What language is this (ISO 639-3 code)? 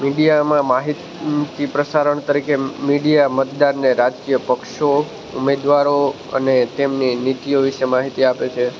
guj